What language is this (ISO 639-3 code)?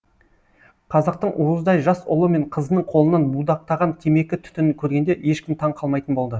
kaz